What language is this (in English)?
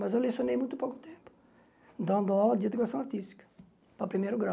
Portuguese